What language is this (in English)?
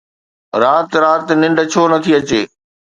Sindhi